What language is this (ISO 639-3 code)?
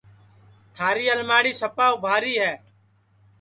ssi